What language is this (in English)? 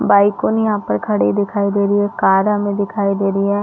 Hindi